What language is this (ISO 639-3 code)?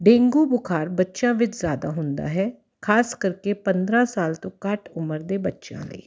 pan